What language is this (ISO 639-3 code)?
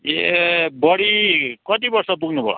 nep